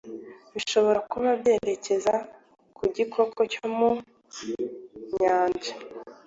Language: Kinyarwanda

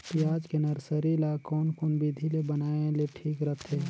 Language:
Chhattisgarhi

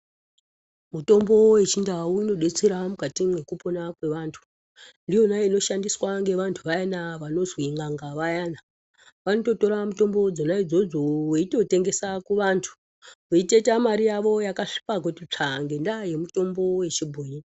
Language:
Ndau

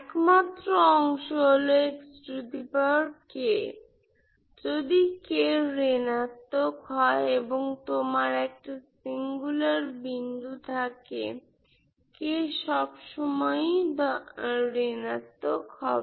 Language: Bangla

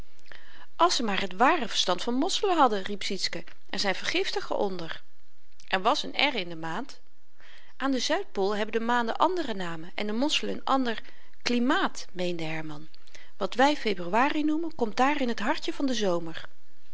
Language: Dutch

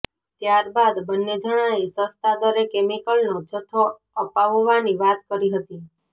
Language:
Gujarati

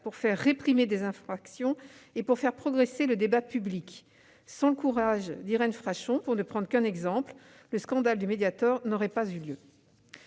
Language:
French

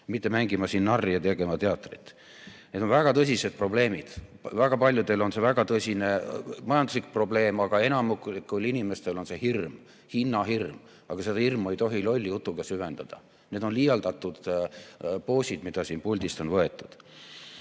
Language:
Estonian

